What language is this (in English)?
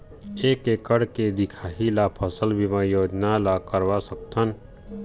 Chhattisgarhi